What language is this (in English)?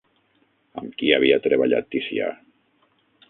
Catalan